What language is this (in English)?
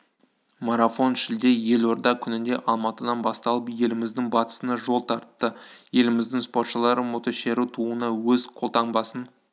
Kazakh